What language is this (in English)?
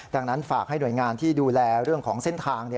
Thai